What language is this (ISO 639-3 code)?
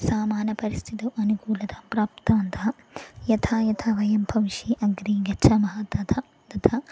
san